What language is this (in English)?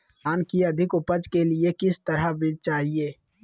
Magahi